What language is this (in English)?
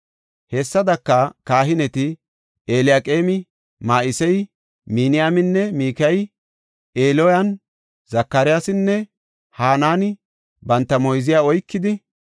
Gofa